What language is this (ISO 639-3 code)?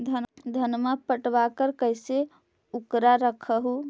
mag